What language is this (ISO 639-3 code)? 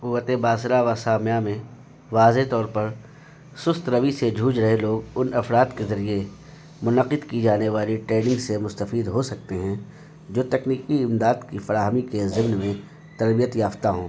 urd